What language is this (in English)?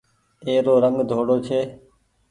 Goaria